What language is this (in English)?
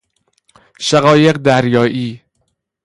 Persian